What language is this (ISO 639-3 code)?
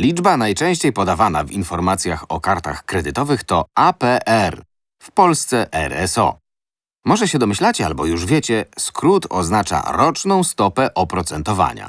pol